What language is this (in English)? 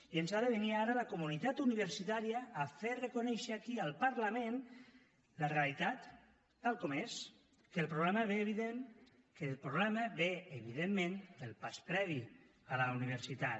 Catalan